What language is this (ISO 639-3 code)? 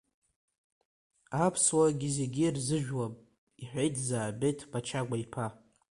abk